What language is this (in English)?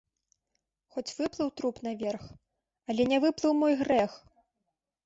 Belarusian